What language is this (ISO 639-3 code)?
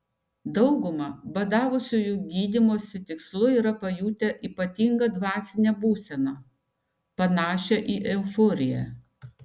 lit